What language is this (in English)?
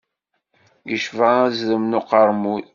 Kabyle